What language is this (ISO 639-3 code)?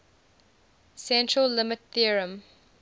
eng